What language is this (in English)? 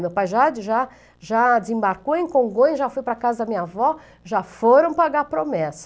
Portuguese